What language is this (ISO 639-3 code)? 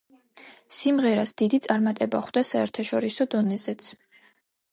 kat